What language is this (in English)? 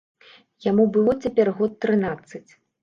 Belarusian